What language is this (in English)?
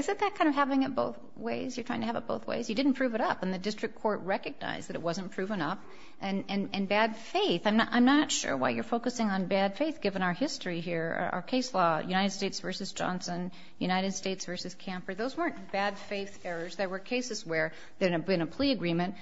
English